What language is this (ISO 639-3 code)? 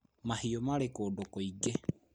kik